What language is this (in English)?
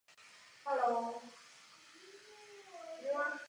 Czech